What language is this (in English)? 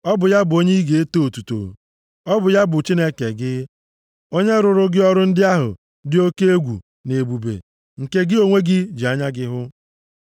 Igbo